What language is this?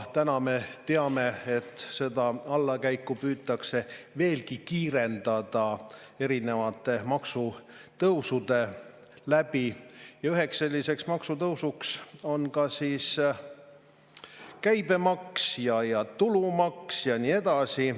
Estonian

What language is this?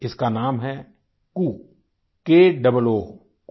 Hindi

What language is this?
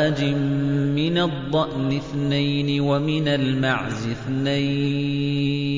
Arabic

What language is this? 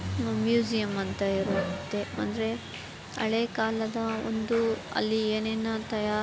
Kannada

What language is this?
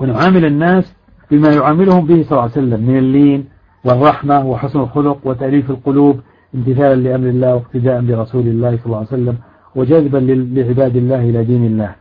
Arabic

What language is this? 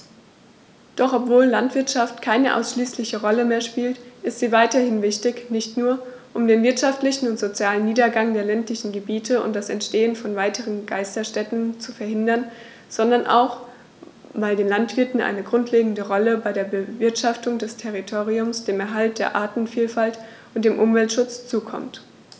German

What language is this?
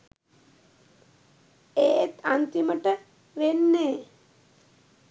Sinhala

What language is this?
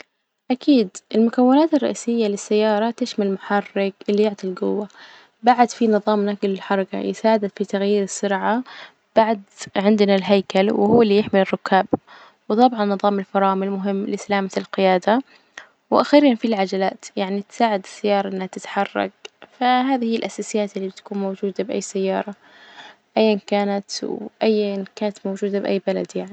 Najdi Arabic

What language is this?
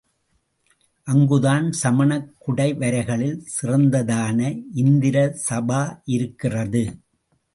Tamil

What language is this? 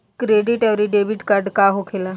Bhojpuri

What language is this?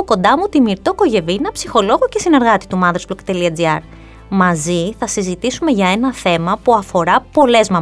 Greek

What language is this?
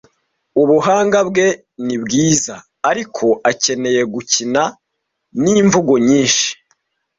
Kinyarwanda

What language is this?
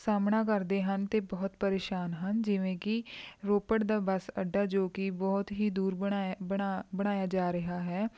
Punjabi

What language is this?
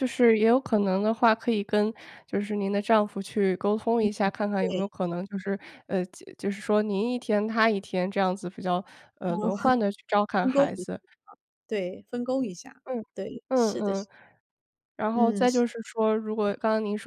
Chinese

